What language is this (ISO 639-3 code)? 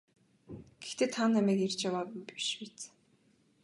mon